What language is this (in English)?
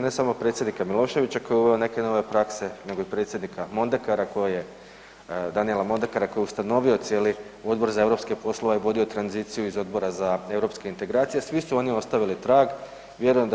Croatian